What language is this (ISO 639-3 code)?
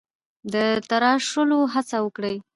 pus